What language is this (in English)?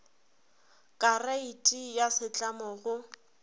Northern Sotho